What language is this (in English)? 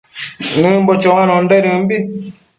Matsés